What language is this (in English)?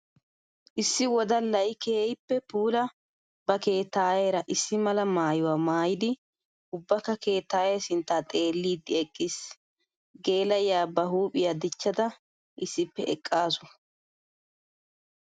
Wolaytta